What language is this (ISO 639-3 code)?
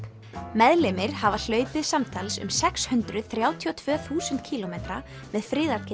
isl